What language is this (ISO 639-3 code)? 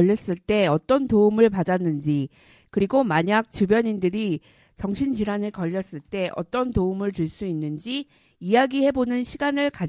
kor